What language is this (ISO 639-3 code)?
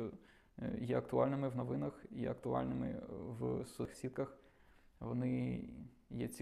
ukr